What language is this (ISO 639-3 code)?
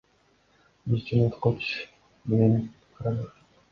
kir